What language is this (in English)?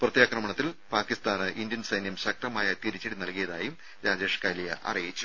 Malayalam